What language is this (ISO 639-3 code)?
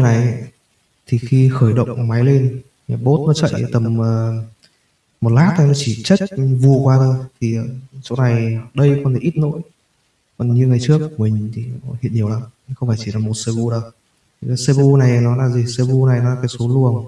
vie